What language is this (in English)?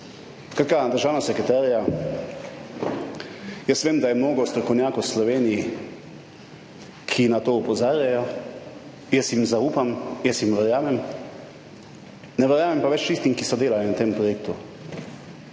Slovenian